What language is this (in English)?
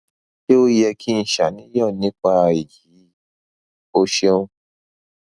Yoruba